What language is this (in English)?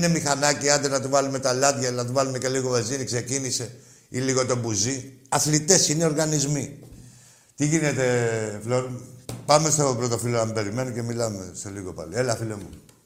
Greek